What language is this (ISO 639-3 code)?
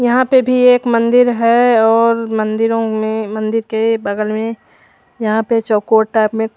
hin